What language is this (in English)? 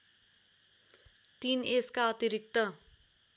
Nepali